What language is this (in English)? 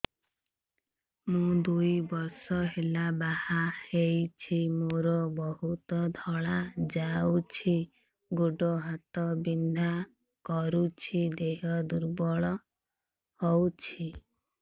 Odia